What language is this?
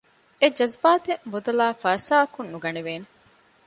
Divehi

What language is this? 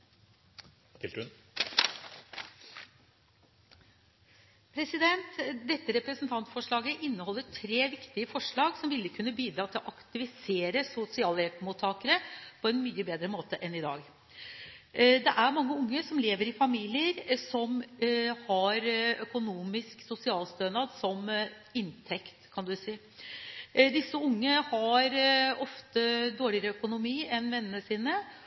Norwegian Bokmål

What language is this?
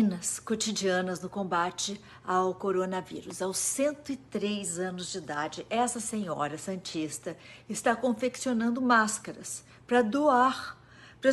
Portuguese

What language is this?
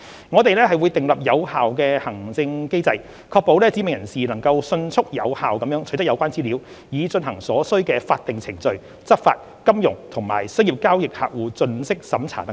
Cantonese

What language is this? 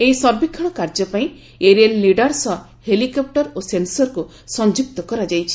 Odia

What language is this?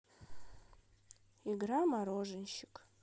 Russian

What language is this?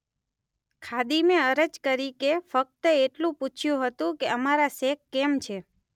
Gujarati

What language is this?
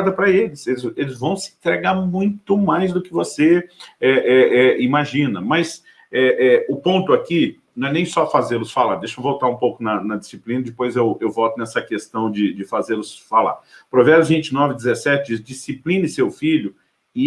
Portuguese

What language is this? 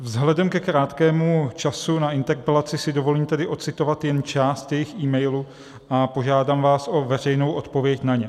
Czech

